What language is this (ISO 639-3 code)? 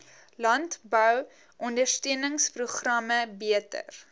afr